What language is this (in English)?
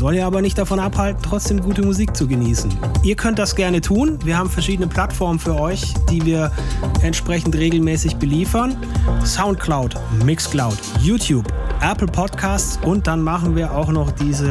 German